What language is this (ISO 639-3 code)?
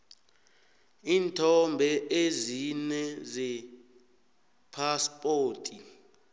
nbl